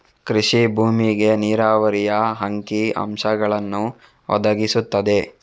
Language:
Kannada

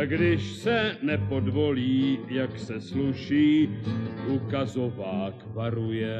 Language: Czech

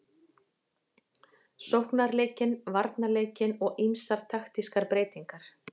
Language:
Icelandic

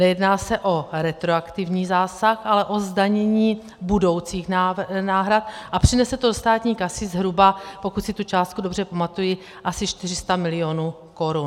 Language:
Czech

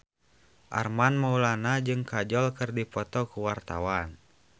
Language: Sundanese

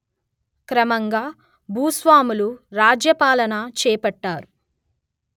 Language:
Telugu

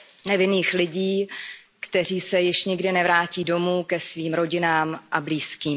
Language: Czech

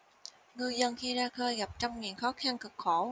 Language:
Vietnamese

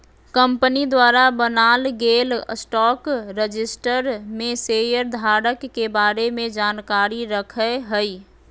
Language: Magahi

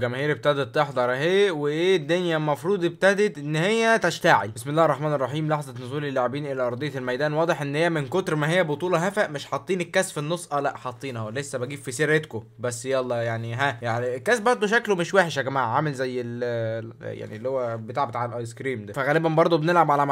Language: Arabic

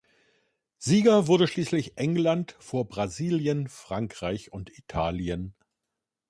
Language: German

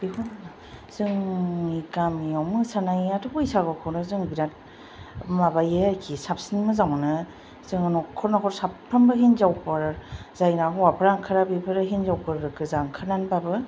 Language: Bodo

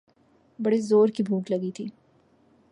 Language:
Urdu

